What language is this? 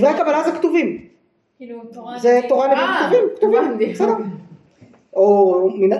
Hebrew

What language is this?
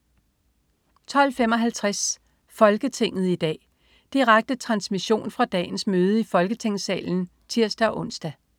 Danish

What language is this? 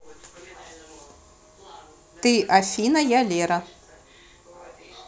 Russian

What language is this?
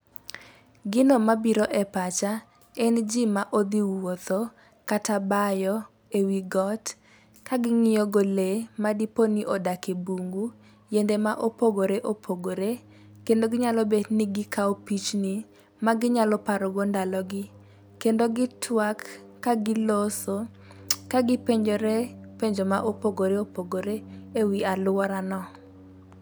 Luo (Kenya and Tanzania)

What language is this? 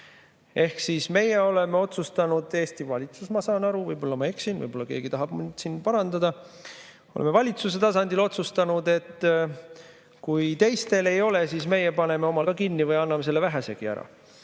Estonian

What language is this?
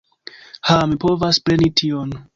Esperanto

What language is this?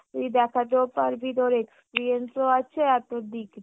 Bangla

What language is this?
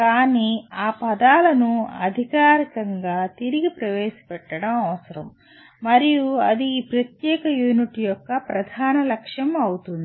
Telugu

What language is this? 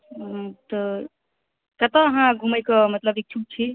Maithili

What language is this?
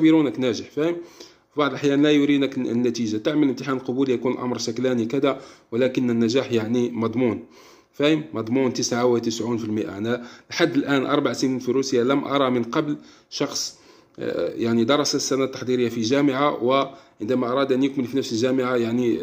Arabic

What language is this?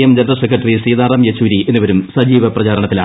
Malayalam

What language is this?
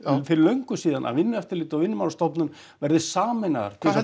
Icelandic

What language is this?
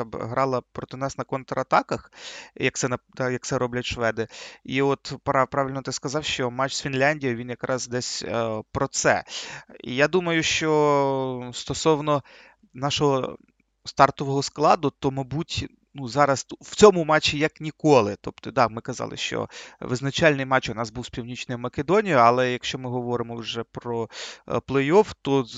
Ukrainian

